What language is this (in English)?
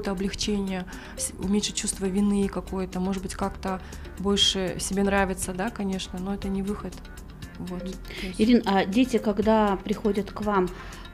Russian